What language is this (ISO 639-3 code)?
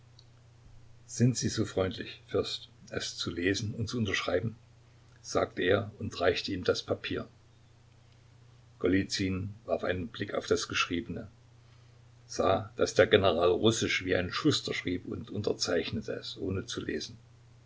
deu